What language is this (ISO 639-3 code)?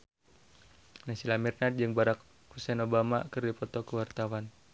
sun